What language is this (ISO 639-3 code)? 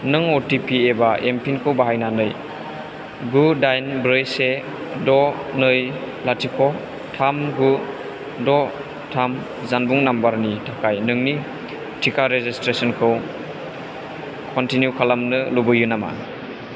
brx